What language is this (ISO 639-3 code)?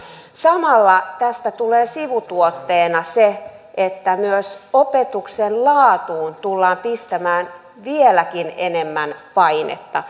fin